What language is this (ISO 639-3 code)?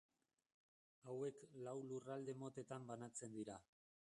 eus